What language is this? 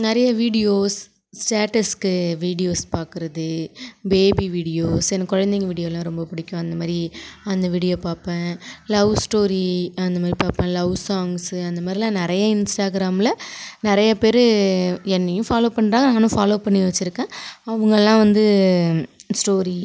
Tamil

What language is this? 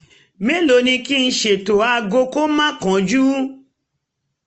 Yoruba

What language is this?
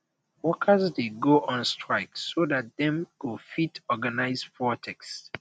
Nigerian Pidgin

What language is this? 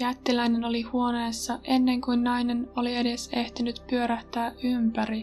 Finnish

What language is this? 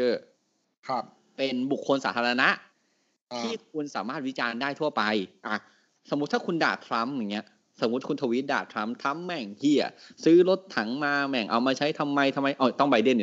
Thai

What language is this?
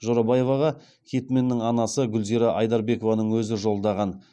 Kazakh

